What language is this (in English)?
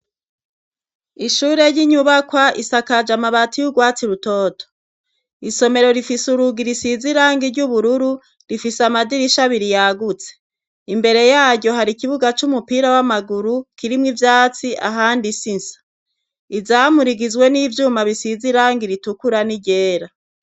Rundi